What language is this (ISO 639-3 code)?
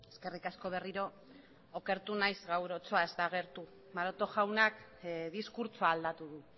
eus